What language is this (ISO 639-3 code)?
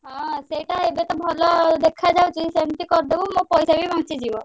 ori